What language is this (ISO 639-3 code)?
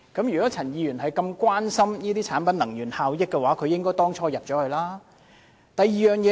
yue